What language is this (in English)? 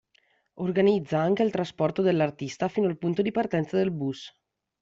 Italian